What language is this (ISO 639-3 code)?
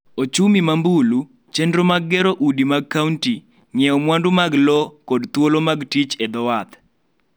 luo